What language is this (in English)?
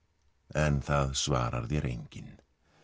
Icelandic